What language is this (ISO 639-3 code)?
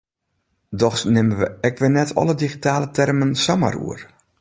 fry